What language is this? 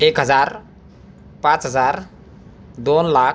Marathi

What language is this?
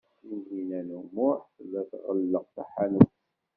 Kabyle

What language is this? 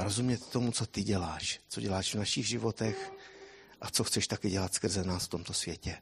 Czech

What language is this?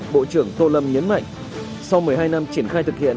Vietnamese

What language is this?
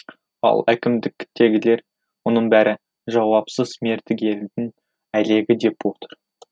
Kazakh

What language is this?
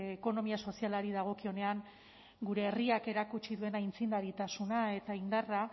Basque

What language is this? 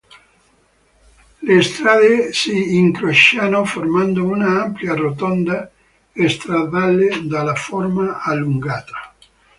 Italian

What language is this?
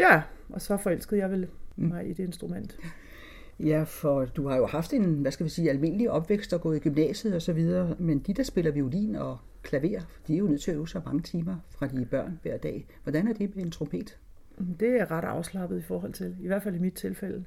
Danish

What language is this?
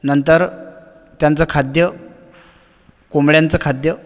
Marathi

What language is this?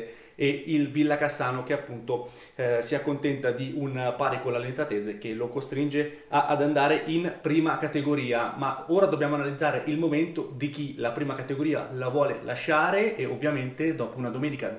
Italian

